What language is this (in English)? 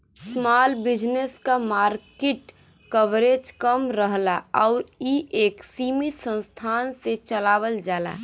Bhojpuri